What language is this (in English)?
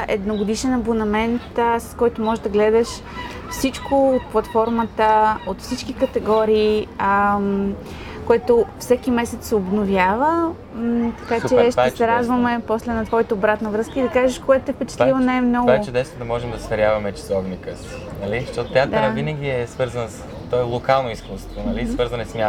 Bulgarian